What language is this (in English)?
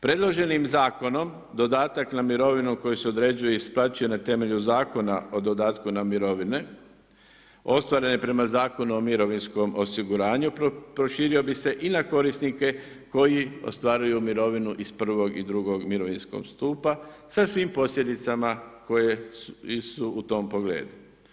Croatian